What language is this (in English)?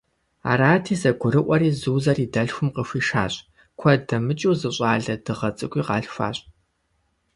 Kabardian